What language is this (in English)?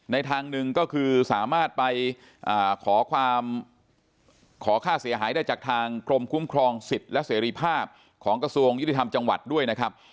Thai